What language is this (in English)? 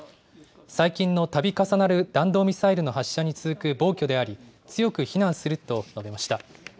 Japanese